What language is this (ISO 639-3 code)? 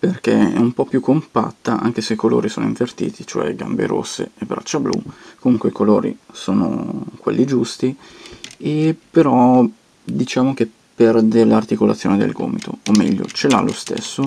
ita